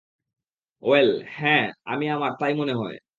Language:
Bangla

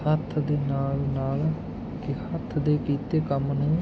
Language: Punjabi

